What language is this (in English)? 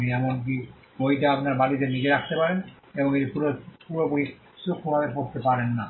Bangla